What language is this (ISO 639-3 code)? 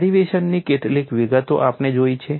guj